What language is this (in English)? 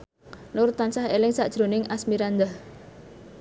Javanese